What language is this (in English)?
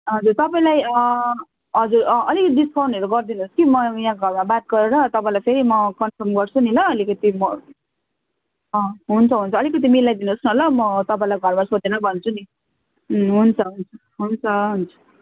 Nepali